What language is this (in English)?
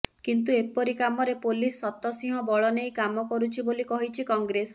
Odia